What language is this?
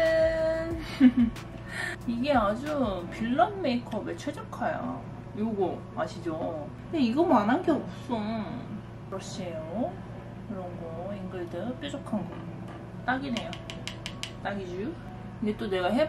Korean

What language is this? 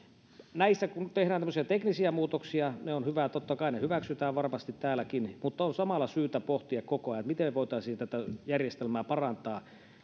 Finnish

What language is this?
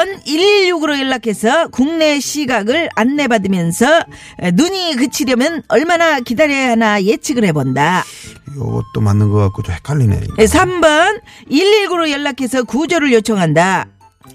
Korean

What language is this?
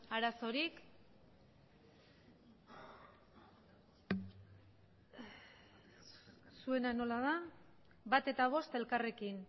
Basque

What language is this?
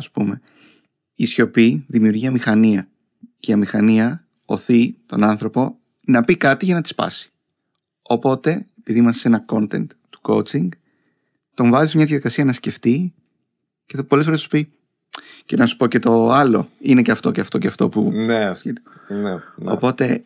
Greek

